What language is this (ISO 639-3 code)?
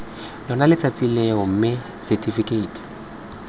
tsn